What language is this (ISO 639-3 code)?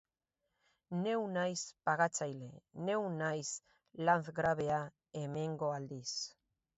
eus